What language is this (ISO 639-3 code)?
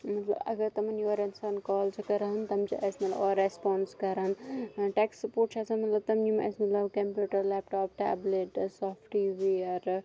kas